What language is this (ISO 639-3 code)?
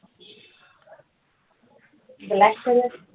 mar